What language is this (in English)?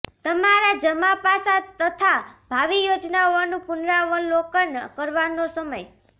Gujarati